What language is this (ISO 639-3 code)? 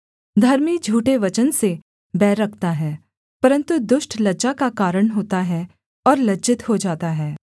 hin